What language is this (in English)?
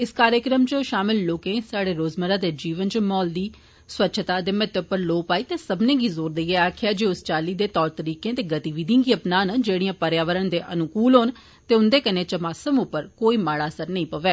Dogri